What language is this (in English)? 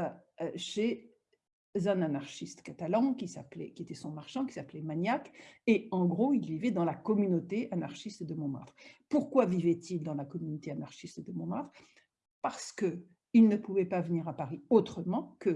French